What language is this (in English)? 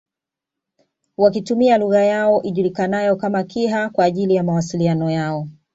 Swahili